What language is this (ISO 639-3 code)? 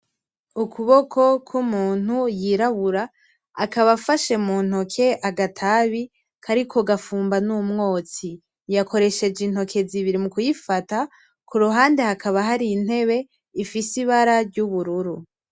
run